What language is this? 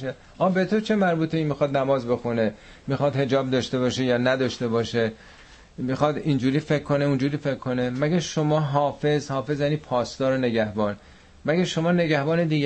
Persian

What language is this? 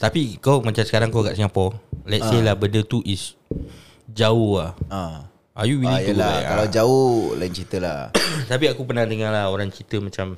Malay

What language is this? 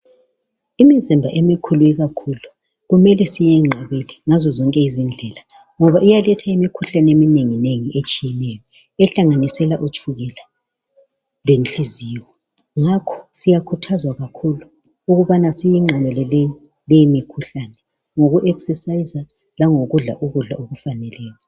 North Ndebele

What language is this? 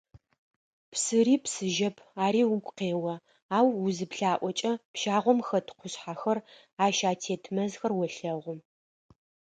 Adyghe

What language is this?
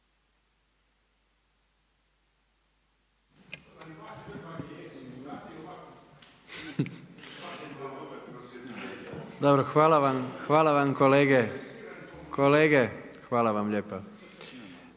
Croatian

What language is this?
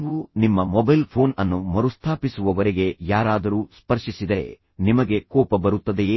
Kannada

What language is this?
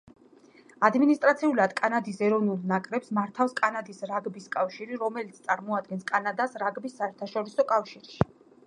Georgian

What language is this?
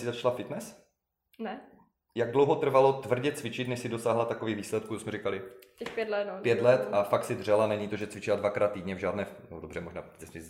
Czech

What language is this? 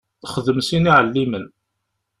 Kabyle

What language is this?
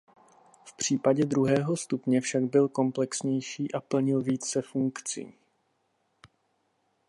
Czech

